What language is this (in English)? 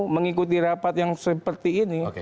Indonesian